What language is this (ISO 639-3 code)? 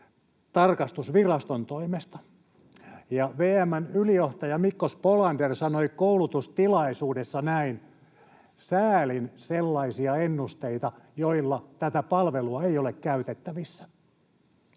fin